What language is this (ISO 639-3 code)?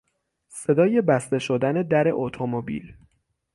fas